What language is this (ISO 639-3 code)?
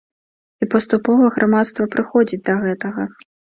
bel